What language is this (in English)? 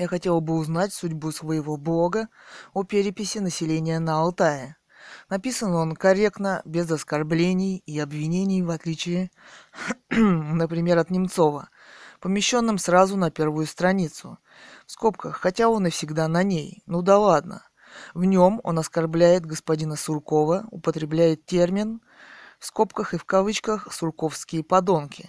Russian